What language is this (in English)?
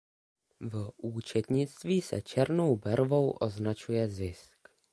Czech